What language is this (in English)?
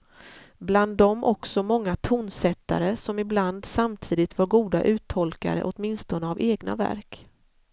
Swedish